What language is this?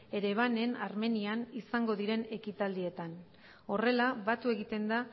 Basque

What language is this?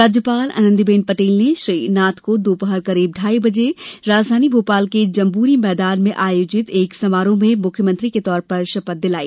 Hindi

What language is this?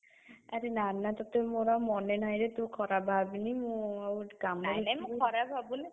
Odia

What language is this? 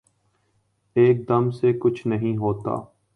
Urdu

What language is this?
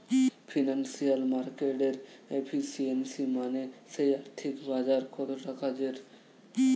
Bangla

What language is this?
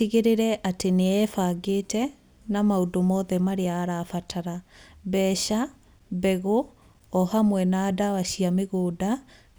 Kikuyu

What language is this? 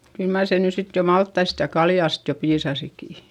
Finnish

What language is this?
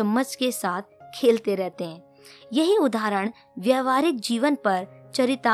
Hindi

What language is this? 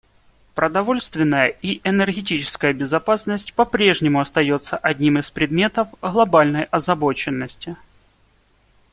Russian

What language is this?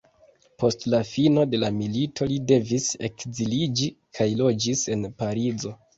Esperanto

